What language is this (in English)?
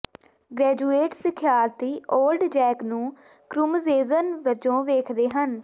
Punjabi